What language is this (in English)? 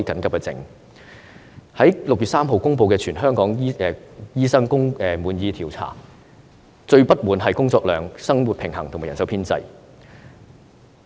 Cantonese